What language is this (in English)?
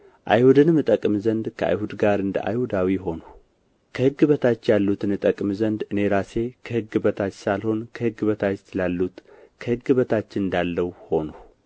Amharic